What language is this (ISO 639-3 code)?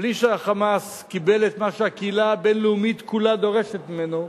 heb